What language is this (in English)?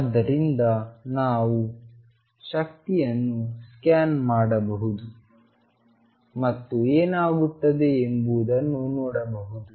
Kannada